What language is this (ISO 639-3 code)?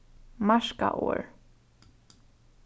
fao